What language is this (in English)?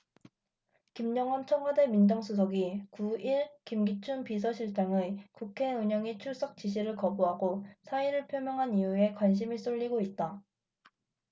Korean